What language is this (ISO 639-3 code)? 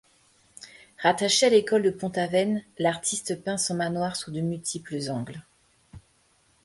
fra